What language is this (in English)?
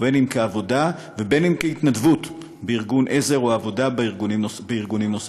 Hebrew